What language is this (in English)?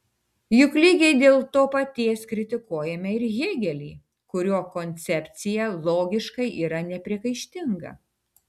Lithuanian